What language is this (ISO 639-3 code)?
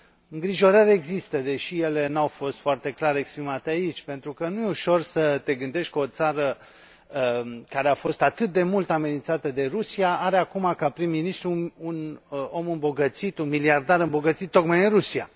ron